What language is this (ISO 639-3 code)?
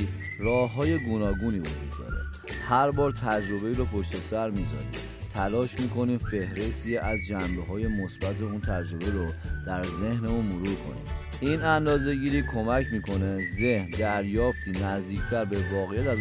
fas